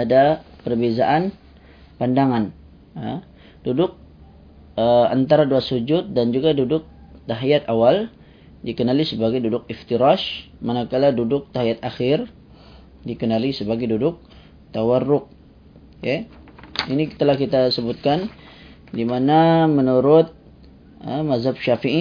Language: Malay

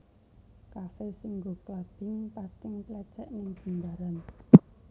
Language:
Javanese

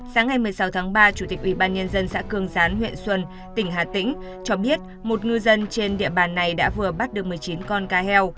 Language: Vietnamese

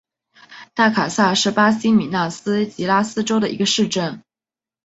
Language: Chinese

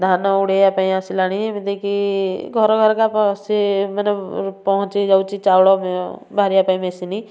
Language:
Odia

